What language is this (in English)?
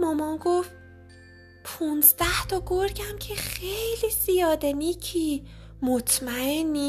Persian